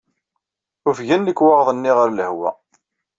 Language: Kabyle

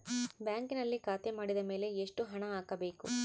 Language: Kannada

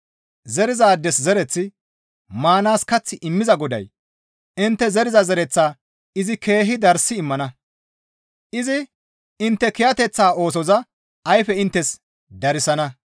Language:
Gamo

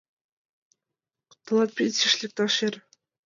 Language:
Mari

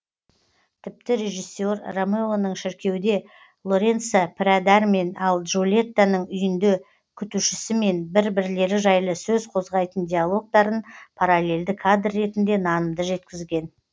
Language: Kazakh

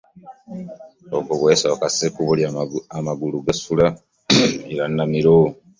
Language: Ganda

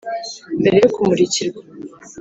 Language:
Kinyarwanda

